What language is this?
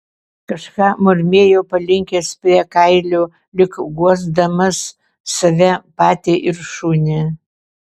Lithuanian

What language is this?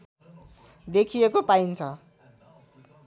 Nepali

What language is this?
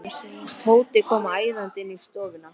Icelandic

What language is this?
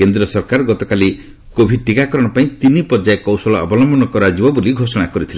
Odia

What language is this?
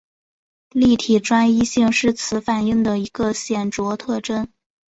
Chinese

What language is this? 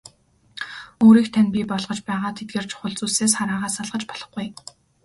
Mongolian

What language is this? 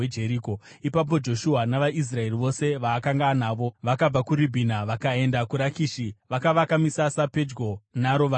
Shona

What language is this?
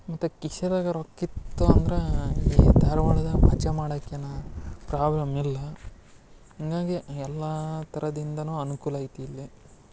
Kannada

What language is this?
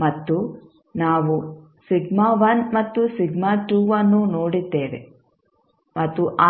Kannada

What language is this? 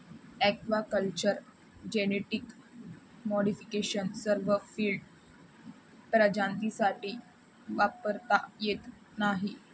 Marathi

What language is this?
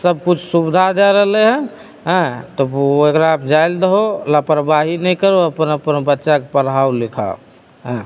Maithili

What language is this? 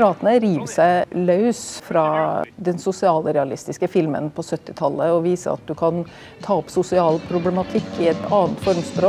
Norwegian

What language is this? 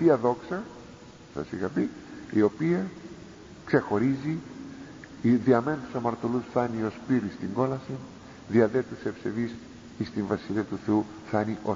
Greek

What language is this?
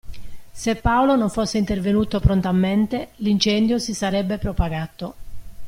Italian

